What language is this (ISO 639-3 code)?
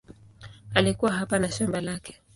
swa